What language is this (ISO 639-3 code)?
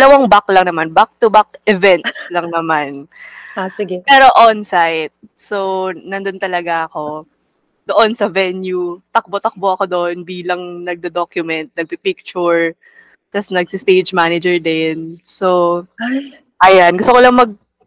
fil